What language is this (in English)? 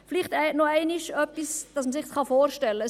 Swiss German